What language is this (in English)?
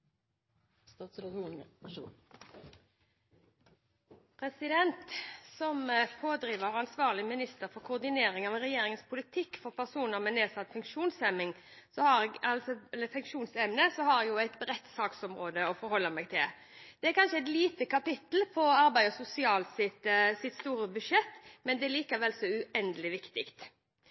Norwegian Bokmål